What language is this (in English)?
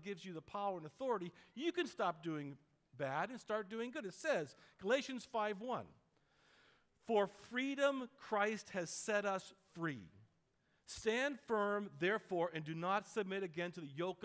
English